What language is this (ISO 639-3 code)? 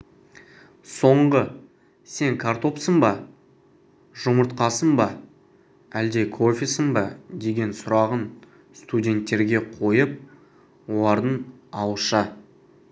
kaz